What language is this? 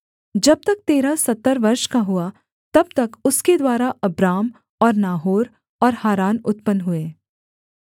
Hindi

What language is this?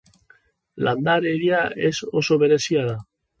Basque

